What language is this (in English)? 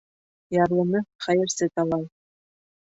Bashkir